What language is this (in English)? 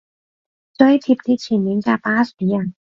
Cantonese